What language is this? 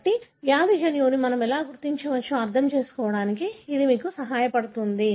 Telugu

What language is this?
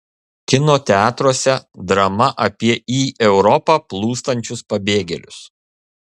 Lithuanian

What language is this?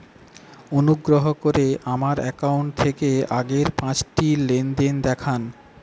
Bangla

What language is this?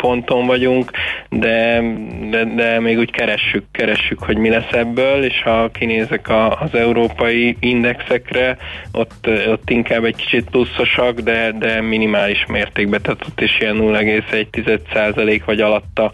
Hungarian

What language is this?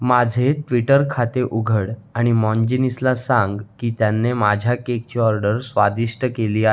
Marathi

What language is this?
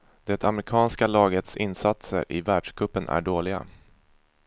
Swedish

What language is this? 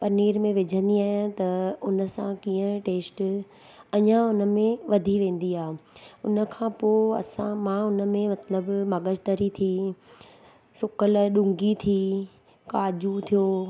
Sindhi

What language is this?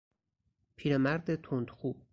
Persian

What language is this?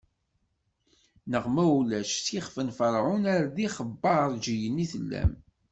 Kabyle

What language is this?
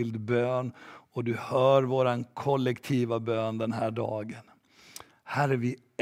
Swedish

